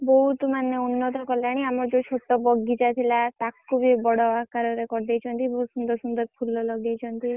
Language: Odia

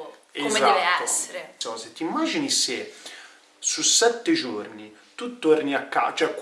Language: Italian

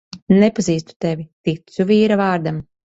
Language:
Latvian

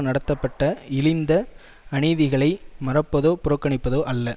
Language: Tamil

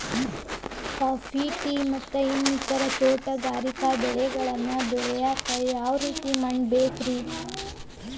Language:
Kannada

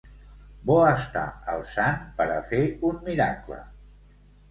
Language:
Catalan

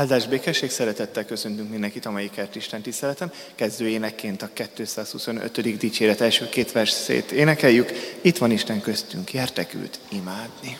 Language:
Hungarian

